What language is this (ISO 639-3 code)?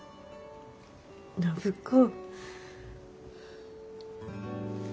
jpn